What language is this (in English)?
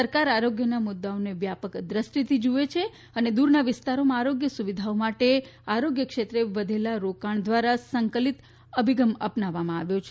Gujarati